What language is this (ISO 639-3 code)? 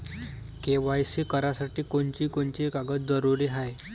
mar